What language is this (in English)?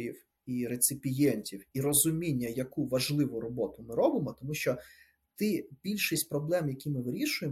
Ukrainian